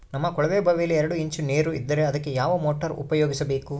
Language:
Kannada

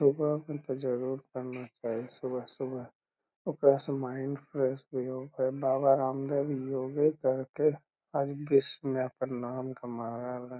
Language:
Magahi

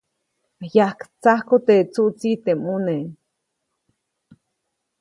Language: Copainalá Zoque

